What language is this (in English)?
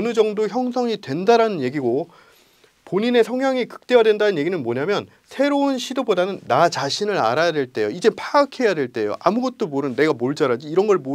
Korean